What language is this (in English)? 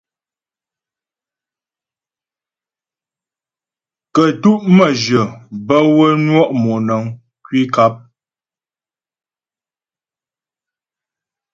Ghomala